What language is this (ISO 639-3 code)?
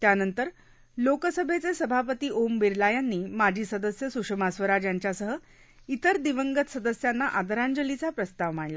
mar